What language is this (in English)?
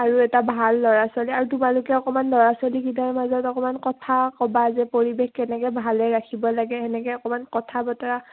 Assamese